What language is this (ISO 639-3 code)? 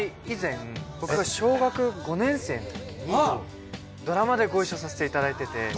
jpn